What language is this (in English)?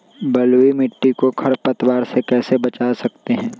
Magahi